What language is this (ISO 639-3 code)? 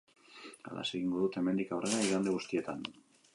eus